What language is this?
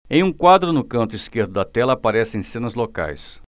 Portuguese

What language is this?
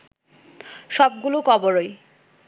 Bangla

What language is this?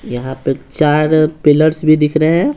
Hindi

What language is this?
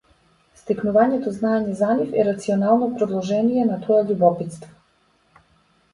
Macedonian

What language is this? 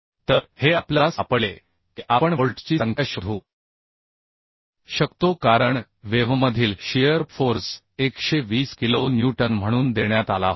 Marathi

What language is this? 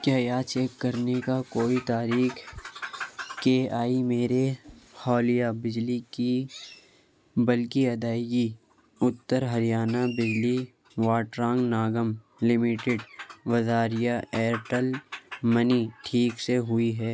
Urdu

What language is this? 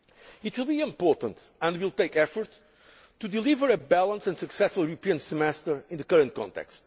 English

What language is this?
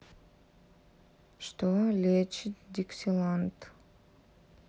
Russian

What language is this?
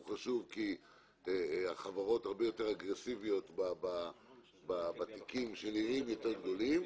Hebrew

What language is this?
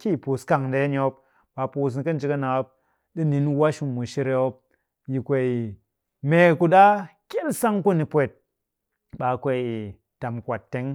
Cakfem-Mushere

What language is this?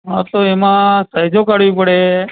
Gujarati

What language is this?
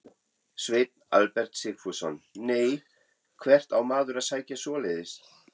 Icelandic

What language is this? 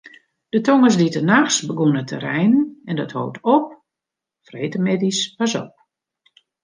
Western Frisian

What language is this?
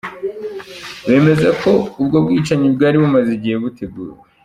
Kinyarwanda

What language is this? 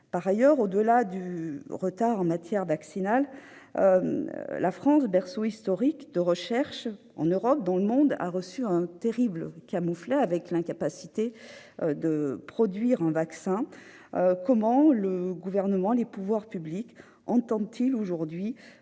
French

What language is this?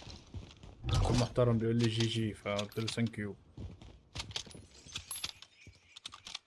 Arabic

